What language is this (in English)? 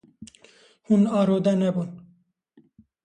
Kurdish